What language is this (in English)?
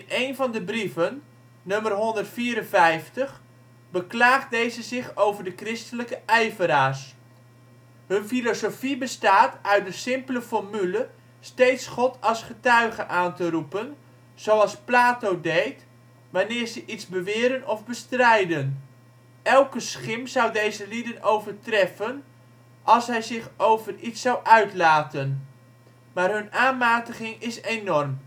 Dutch